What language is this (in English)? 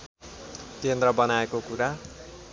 Nepali